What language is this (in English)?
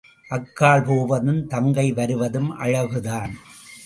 Tamil